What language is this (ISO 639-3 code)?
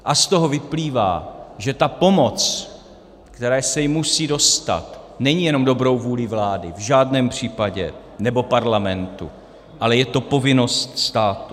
ces